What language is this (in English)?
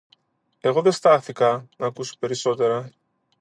Greek